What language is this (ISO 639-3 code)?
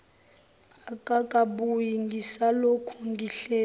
zul